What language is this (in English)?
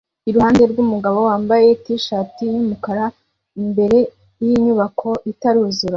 Kinyarwanda